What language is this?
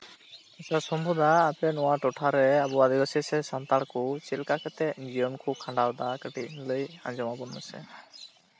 Santali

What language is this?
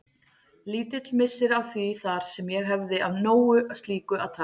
Icelandic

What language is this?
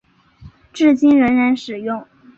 Chinese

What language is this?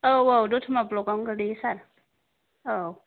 Bodo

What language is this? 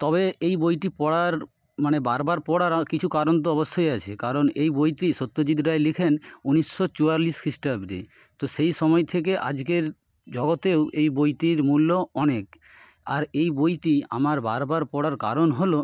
Bangla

